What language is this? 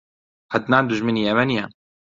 Central Kurdish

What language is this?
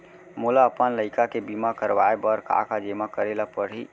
Chhattisgarhi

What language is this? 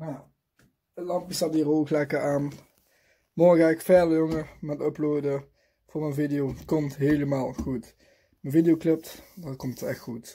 Dutch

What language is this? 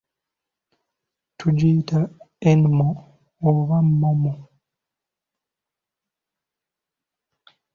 Ganda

